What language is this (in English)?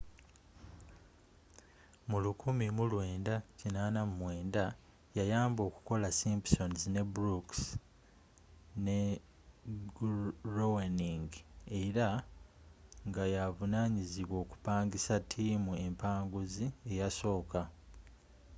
Ganda